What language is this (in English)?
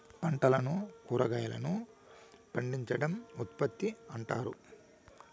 Telugu